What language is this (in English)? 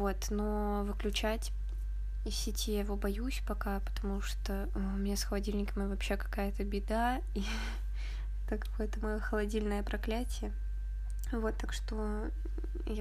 Russian